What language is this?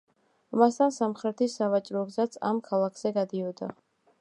Georgian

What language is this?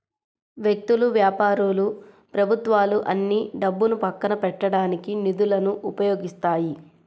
Telugu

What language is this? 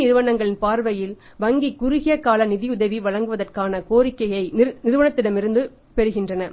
Tamil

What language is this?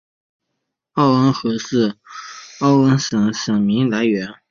Chinese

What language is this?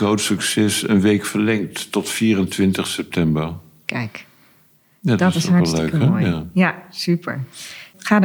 Dutch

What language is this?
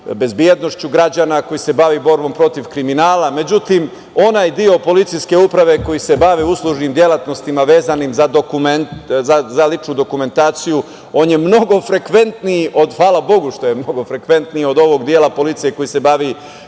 Serbian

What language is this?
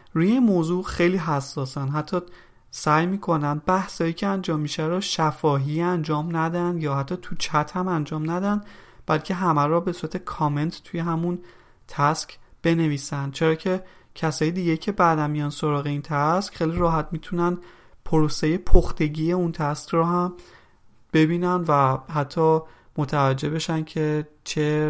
Persian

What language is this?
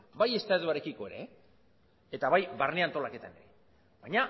Basque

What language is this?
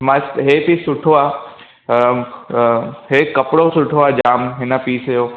Sindhi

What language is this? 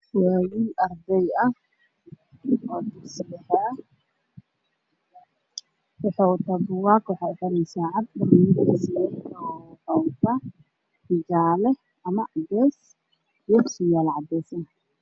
Somali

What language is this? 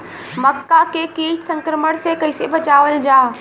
Bhojpuri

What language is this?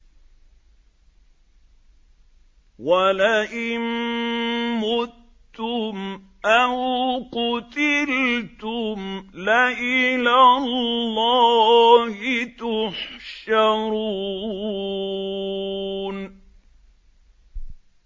Arabic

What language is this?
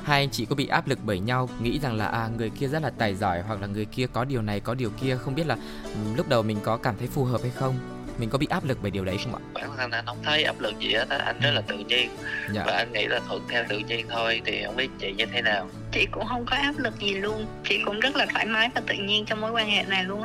Vietnamese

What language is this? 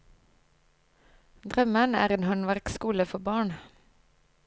Norwegian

